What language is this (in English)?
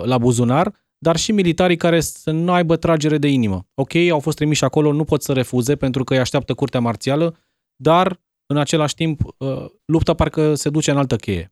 Romanian